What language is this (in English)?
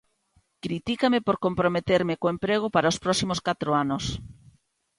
Galician